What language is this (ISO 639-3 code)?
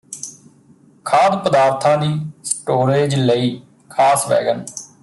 pan